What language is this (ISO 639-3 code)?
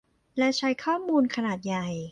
tha